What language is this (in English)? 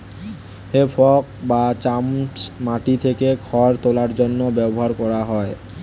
Bangla